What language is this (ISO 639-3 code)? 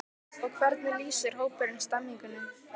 isl